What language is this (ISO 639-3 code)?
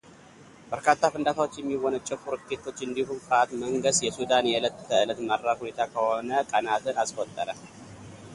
amh